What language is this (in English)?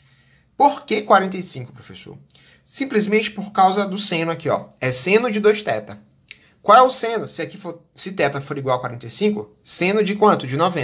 Portuguese